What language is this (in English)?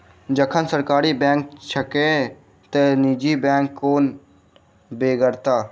Maithili